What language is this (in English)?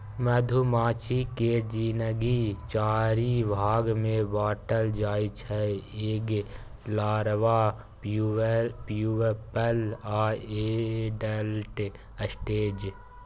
Maithili